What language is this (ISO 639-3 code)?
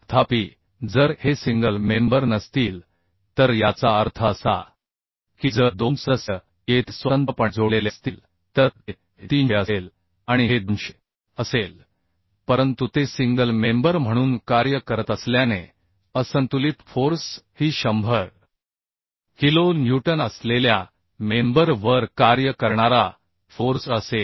mar